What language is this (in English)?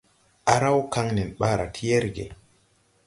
Tupuri